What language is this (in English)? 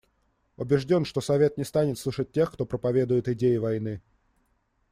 Russian